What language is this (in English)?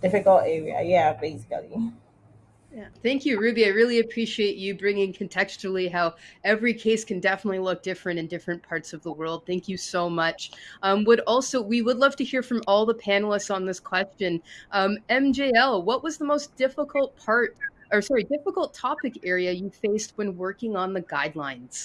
English